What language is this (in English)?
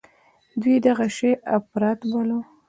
Pashto